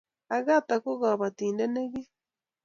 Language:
Kalenjin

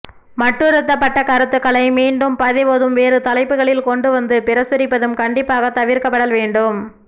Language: Tamil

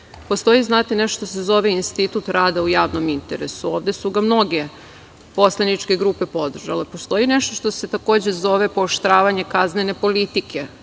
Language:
Serbian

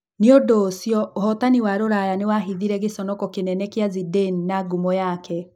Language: Kikuyu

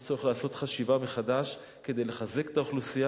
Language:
Hebrew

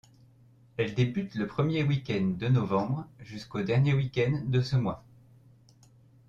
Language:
French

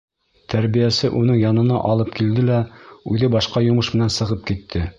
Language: Bashkir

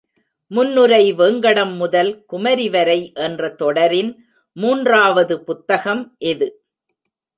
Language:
Tamil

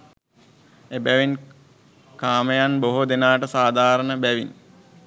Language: Sinhala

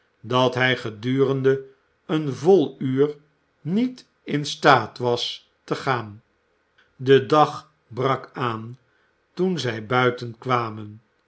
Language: Dutch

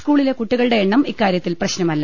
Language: Malayalam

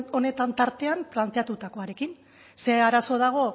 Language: Basque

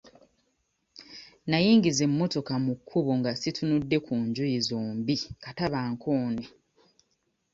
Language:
Ganda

